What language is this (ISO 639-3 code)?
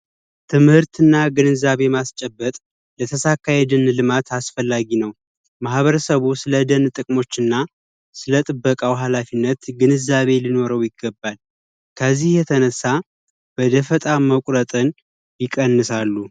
amh